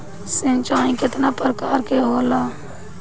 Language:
Bhojpuri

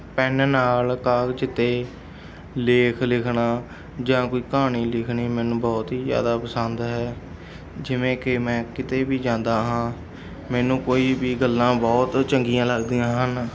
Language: Punjabi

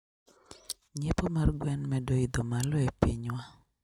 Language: Luo (Kenya and Tanzania)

